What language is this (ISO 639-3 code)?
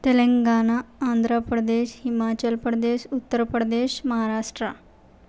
urd